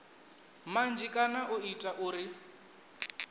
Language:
Venda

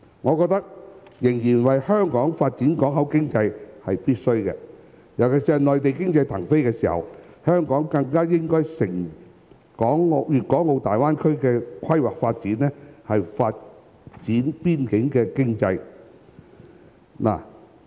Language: Cantonese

